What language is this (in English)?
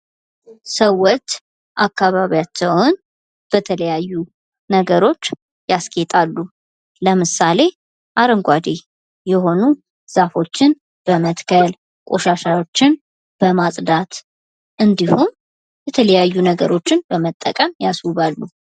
Amharic